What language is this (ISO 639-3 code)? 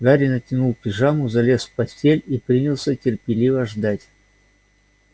rus